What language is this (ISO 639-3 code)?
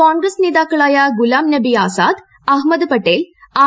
mal